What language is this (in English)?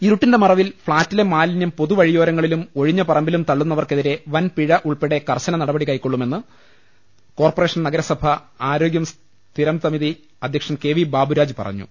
Malayalam